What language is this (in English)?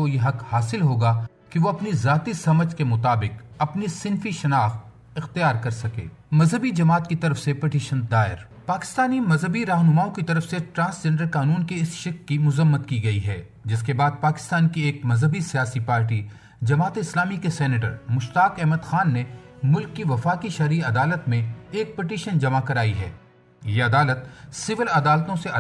Urdu